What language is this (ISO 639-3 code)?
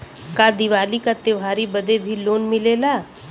bho